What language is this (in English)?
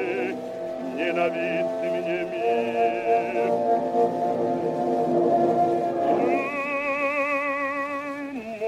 Arabic